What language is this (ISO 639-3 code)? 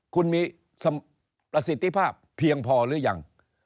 tha